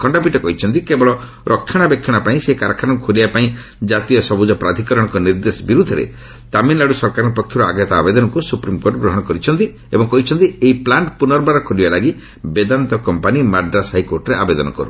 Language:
Odia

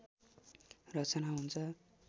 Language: Nepali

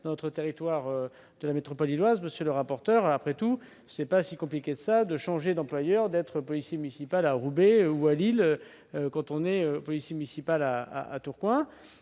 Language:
French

